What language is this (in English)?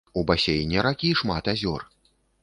Belarusian